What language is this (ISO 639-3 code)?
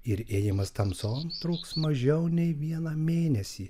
lit